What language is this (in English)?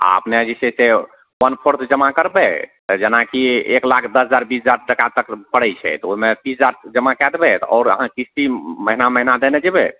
Maithili